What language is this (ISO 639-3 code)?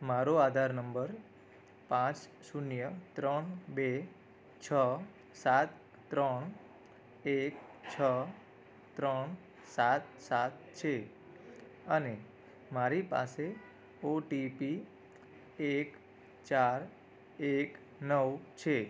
guj